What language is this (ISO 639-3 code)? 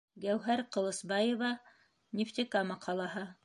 bak